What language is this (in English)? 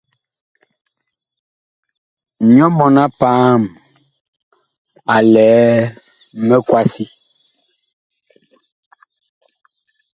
Bakoko